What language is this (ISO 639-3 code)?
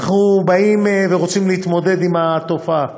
heb